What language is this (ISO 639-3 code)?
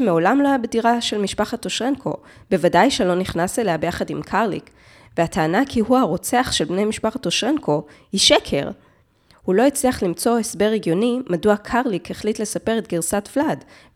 heb